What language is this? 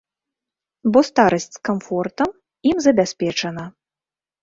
Belarusian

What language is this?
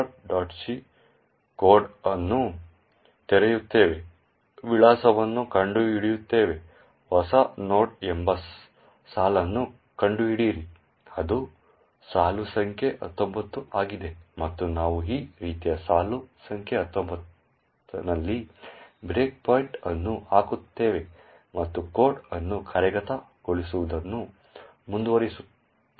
Kannada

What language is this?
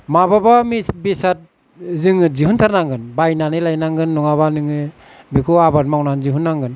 Bodo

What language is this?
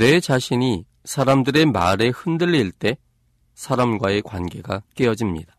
Korean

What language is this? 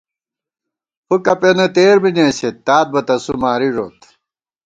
Gawar-Bati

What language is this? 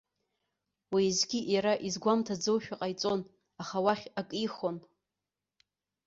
Abkhazian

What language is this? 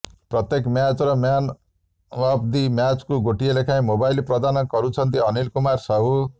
Odia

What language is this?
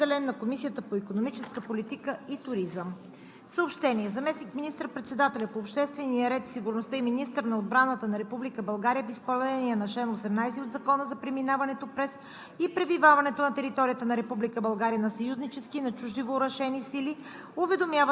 Bulgarian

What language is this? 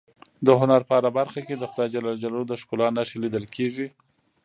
Pashto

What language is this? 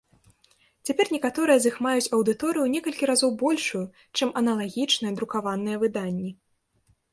Belarusian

